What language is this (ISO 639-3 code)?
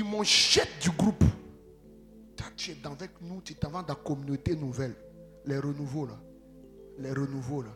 fra